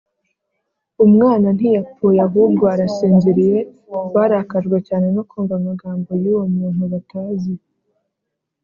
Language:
Kinyarwanda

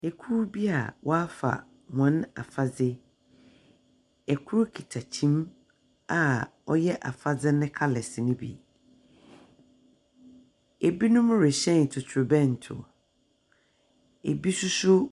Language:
Akan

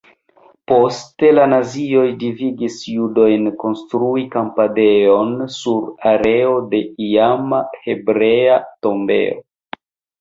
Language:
Esperanto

